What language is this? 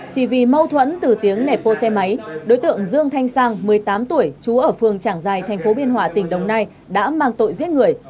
Vietnamese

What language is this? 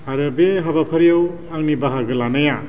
Bodo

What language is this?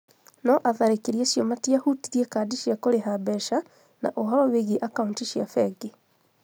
Kikuyu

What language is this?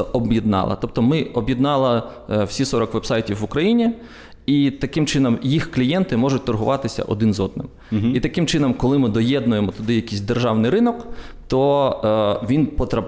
Ukrainian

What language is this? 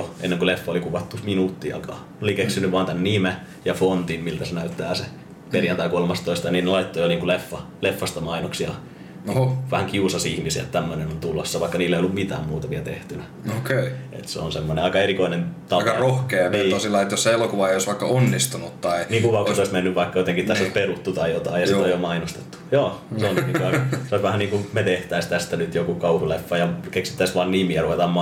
Finnish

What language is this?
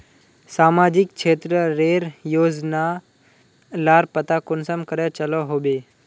Magahi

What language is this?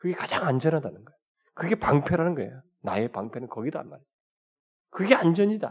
Korean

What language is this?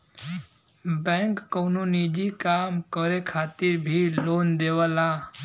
Bhojpuri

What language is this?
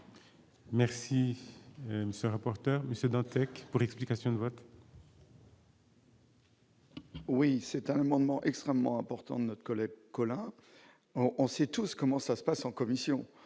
French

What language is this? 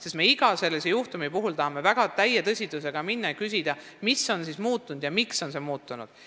Estonian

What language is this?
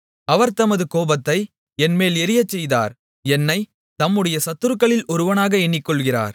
Tamil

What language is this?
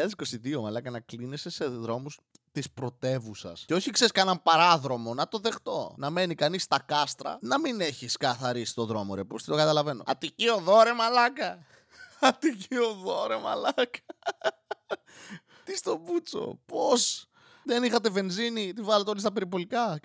Greek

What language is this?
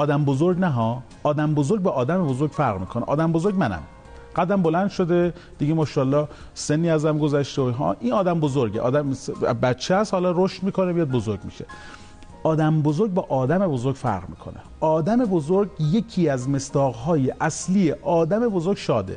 Persian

